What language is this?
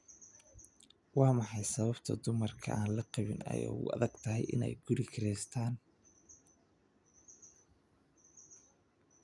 Somali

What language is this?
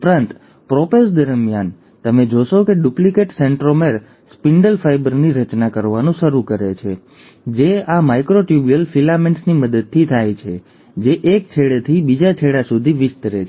Gujarati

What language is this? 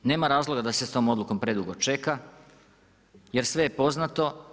Croatian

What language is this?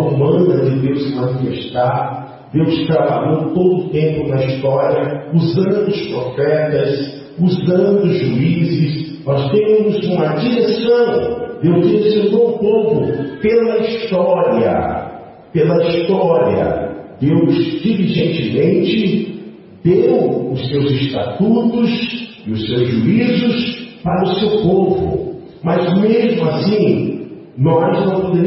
Portuguese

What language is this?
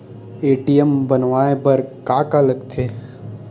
Chhattisgarhi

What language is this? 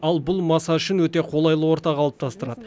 Kazakh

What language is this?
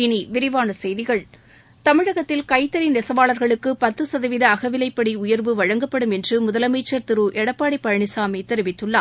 Tamil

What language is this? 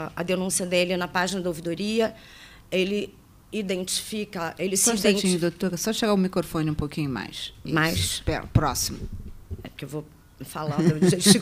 Portuguese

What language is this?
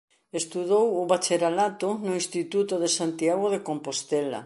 Galician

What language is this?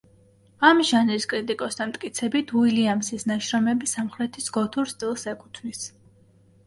Georgian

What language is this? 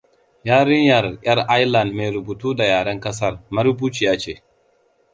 Hausa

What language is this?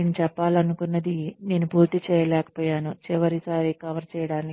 Telugu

